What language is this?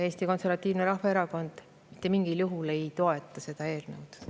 Estonian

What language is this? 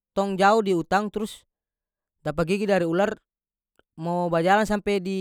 North Moluccan Malay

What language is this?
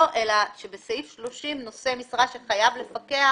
Hebrew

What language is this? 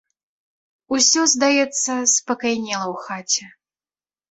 Belarusian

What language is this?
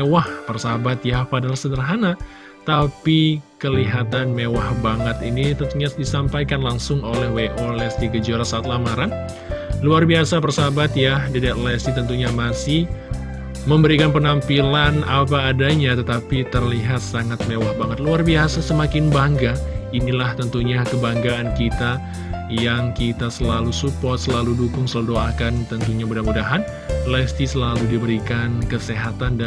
Indonesian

